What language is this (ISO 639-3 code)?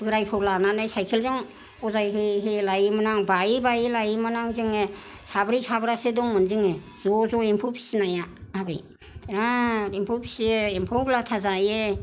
brx